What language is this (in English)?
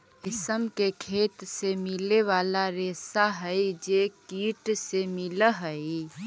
Magahi